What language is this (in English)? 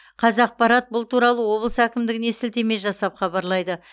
Kazakh